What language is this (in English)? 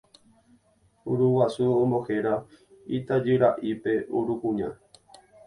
Guarani